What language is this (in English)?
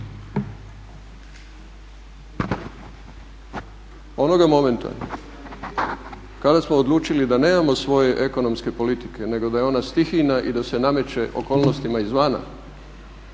Croatian